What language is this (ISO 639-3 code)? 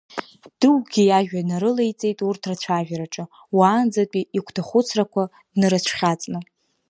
abk